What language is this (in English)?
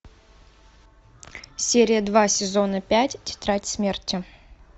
Russian